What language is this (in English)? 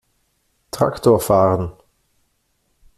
German